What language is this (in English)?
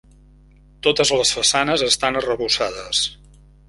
Catalan